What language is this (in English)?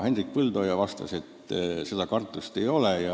Estonian